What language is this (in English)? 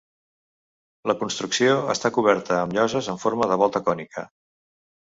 Catalan